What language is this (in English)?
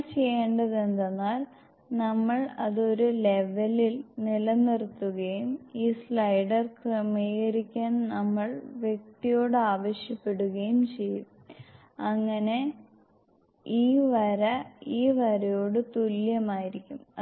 Malayalam